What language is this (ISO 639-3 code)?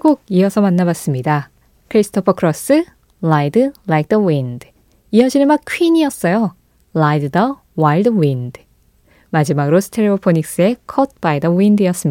kor